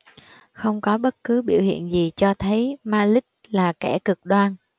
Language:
Vietnamese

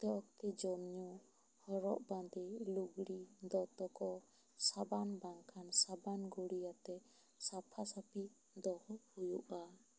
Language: Santali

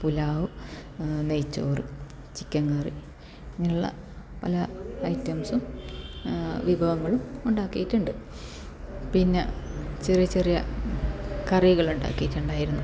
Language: Malayalam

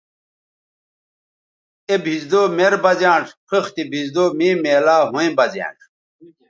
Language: Bateri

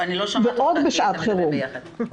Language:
Hebrew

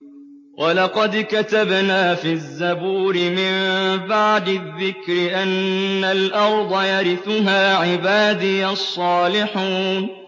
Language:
Arabic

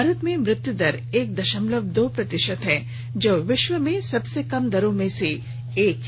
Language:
Hindi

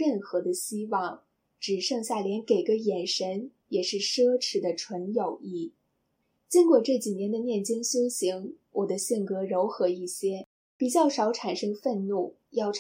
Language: Chinese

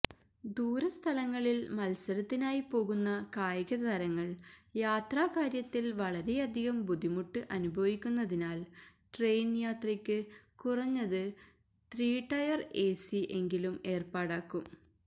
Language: Malayalam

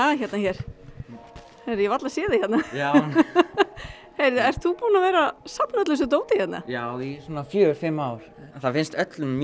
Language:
Icelandic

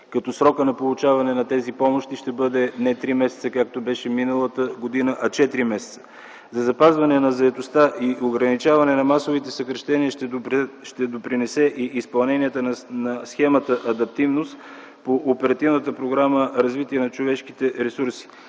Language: Bulgarian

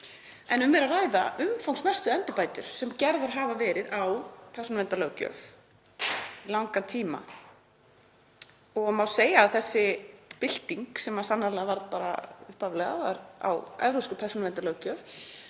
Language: Icelandic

